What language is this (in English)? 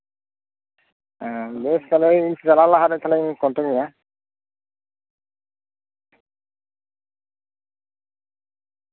Santali